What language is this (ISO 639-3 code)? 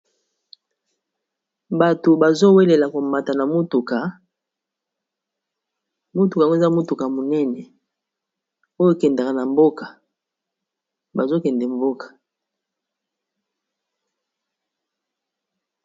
lin